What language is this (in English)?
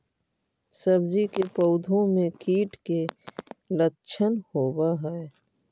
Magahi